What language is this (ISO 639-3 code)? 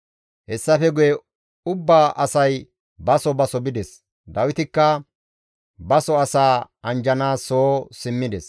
gmv